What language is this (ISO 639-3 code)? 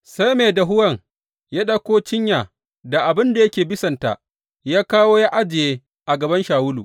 hau